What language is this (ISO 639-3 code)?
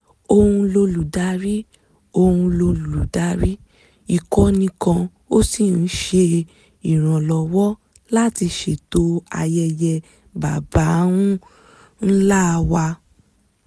yor